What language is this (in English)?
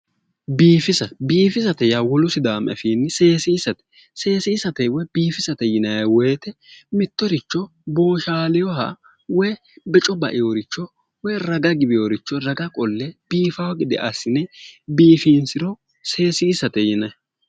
Sidamo